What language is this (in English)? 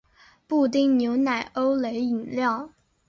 Chinese